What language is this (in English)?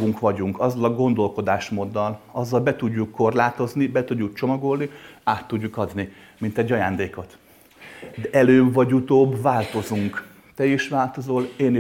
Hungarian